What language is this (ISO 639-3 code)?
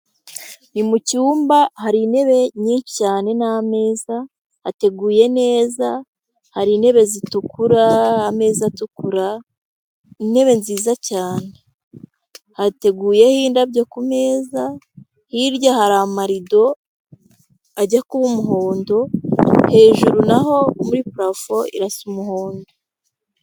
kin